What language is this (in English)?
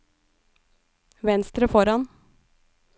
Norwegian